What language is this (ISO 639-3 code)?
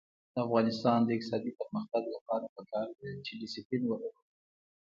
pus